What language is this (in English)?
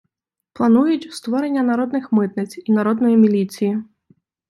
Ukrainian